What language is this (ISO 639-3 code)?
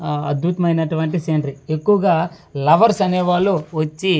tel